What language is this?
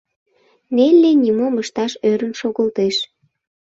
Mari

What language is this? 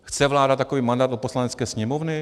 Czech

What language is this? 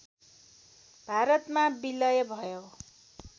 Nepali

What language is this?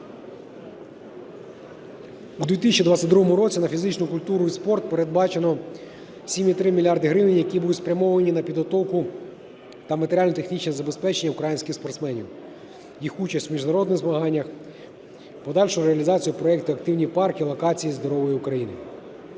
Ukrainian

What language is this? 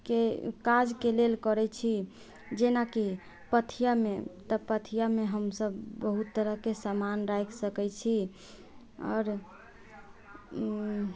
Maithili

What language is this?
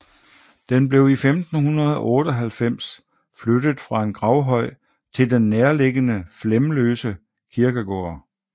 Danish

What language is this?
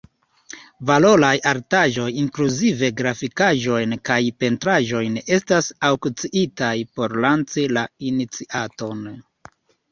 Esperanto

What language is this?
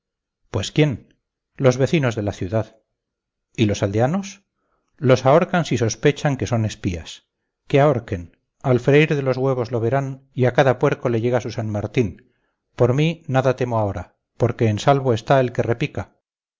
Spanish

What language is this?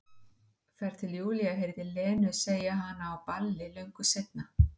Icelandic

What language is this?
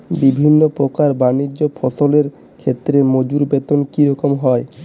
Bangla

